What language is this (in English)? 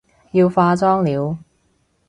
Cantonese